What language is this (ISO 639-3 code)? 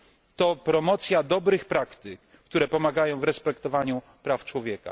pol